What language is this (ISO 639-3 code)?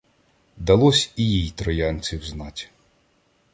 ukr